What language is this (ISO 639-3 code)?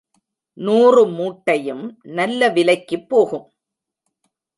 tam